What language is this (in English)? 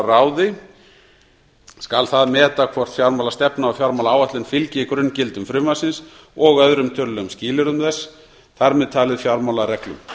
Icelandic